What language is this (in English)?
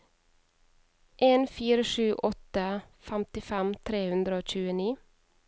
Norwegian